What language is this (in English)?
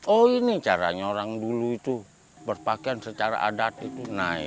Indonesian